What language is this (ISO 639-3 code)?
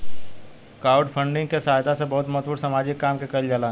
bho